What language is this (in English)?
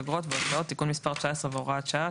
Hebrew